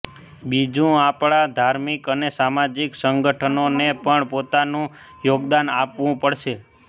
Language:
Gujarati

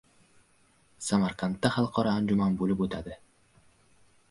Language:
Uzbek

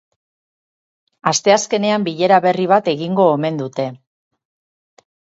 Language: Basque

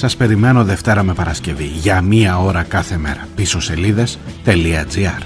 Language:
Greek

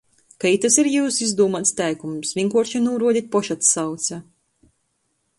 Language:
Latgalian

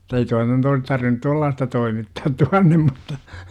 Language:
Finnish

